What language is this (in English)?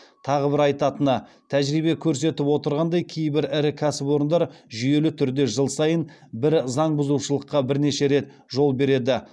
Kazakh